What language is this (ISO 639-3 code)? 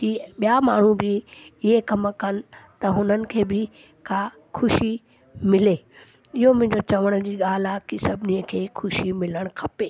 snd